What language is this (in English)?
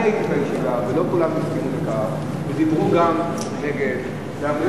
Hebrew